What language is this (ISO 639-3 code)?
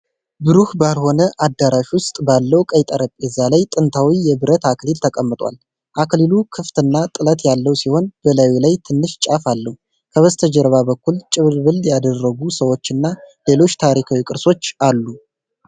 amh